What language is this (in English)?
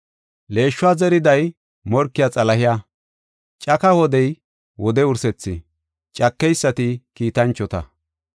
Gofa